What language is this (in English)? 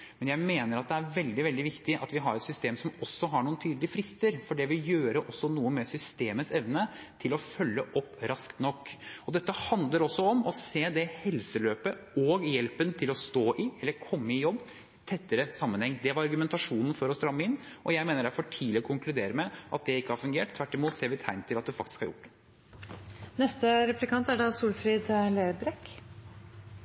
Norwegian Bokmål